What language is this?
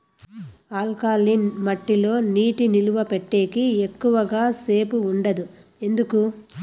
Telugu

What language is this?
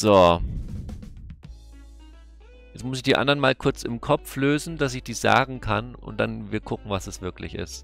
German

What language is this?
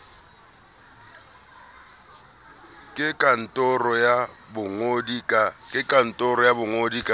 Southern Sotho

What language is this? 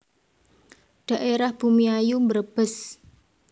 Javanese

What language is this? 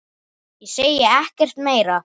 Icelandic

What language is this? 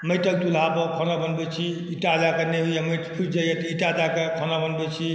Maithili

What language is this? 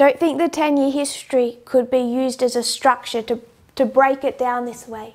English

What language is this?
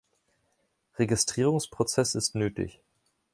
German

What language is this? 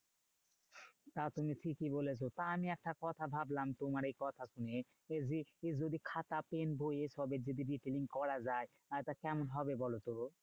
Bangla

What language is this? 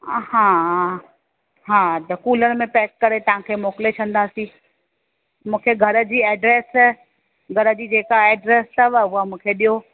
Sindhi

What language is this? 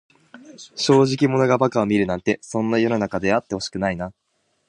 Japanese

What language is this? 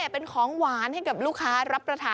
Thai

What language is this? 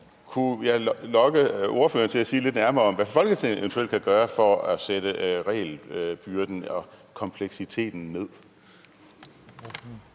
Danish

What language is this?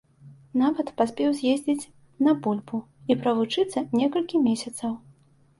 Belarusian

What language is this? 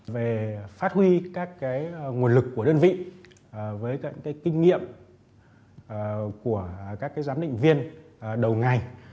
Vietnamese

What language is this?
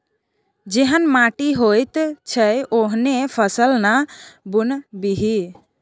Maithili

